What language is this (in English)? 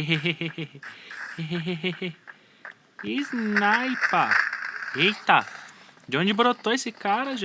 Portuguese